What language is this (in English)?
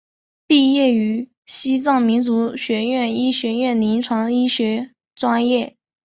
Chinese